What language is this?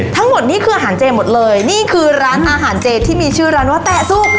Thai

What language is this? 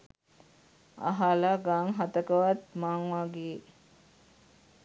Sinhala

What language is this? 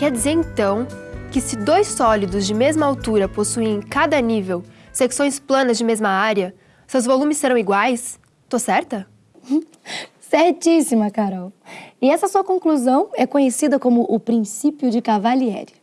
Portuguese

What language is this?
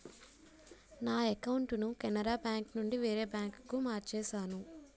Telugu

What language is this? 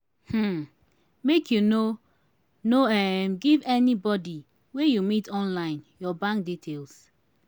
Nigerian Pidgin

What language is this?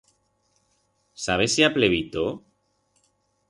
Aragonese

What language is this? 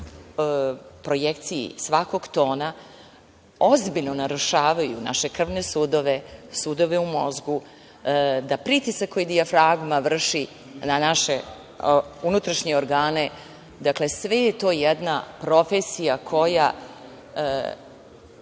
Serbian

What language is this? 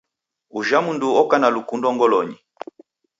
Taita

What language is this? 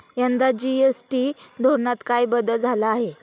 Marathi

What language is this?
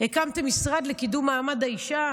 Hebrew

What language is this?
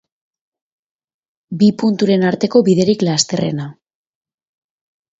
Basque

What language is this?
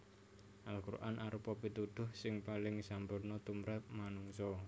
Javanese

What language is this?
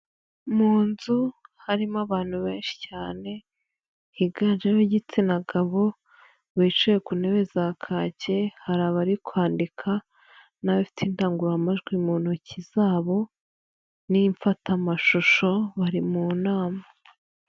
Kinyarwanda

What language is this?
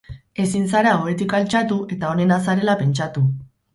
Basque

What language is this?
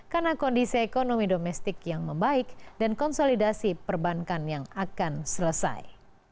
Indonesian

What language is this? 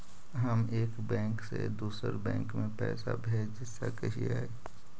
Magahi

